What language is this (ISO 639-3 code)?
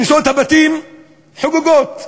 heb